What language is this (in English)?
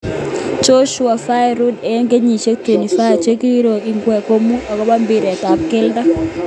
Kalenjin